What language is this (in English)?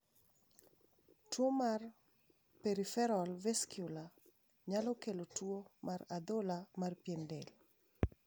Luo (Kenya and Tanzania)